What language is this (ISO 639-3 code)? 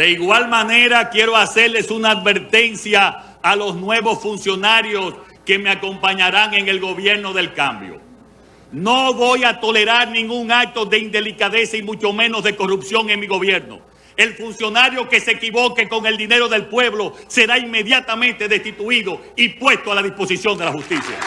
spa